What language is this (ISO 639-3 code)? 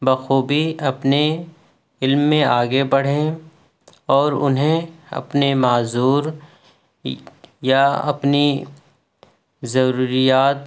urd